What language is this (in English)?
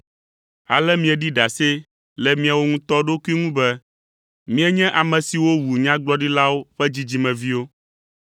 Ewe